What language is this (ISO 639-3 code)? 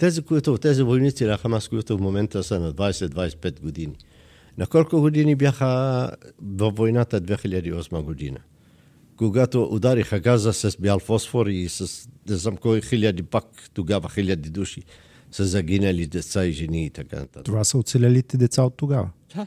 bul